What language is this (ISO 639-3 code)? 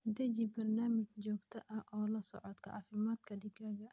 som